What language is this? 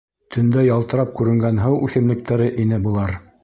Bashkir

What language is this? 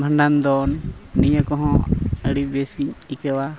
Santali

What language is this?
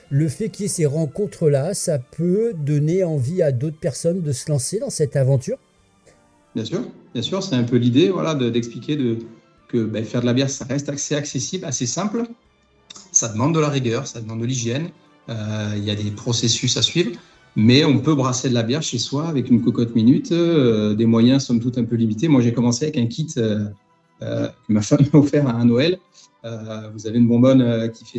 French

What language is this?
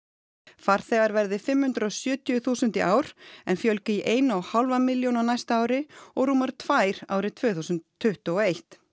Icelandic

